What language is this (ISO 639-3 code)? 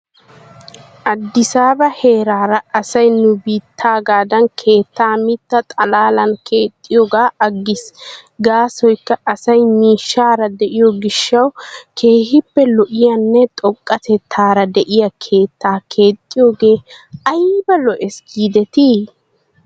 wal